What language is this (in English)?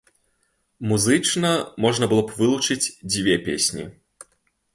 Belarusian